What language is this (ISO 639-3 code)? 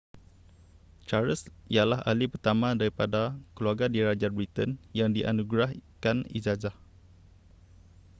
msa